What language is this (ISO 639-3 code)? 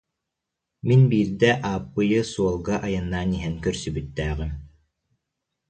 sah